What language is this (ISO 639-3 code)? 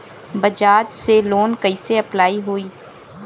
bho